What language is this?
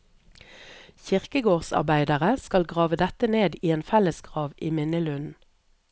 Norwegian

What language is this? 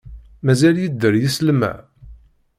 Kabyle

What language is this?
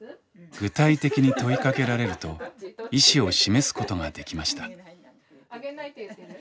Japanese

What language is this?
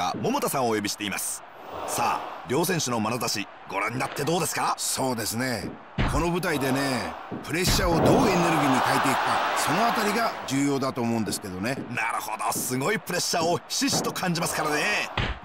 Japanese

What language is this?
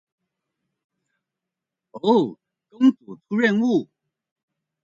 Chinese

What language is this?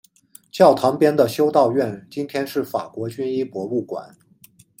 Chinese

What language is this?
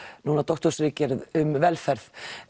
Icelandic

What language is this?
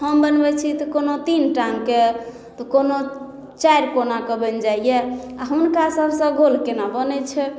Maithili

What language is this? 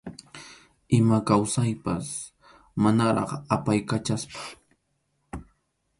Arequipa-La Unión Quechua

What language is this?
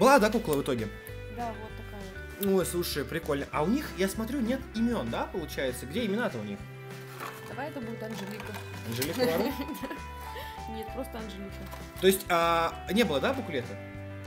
Russian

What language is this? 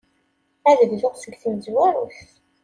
Kabyle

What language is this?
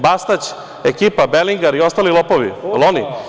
Serbian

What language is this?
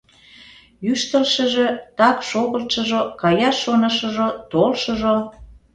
Mari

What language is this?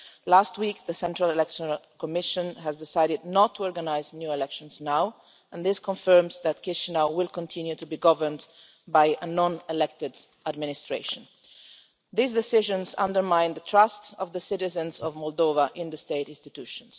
English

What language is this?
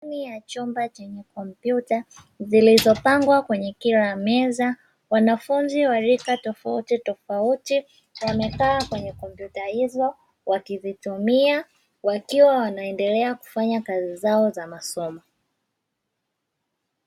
Swahili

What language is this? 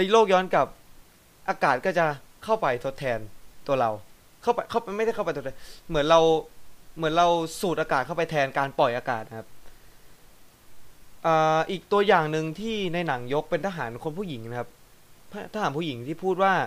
Thai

